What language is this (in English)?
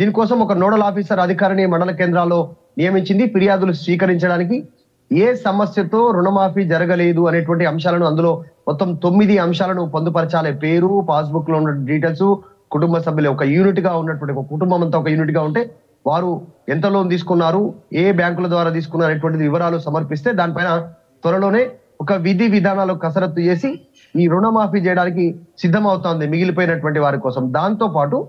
Telugu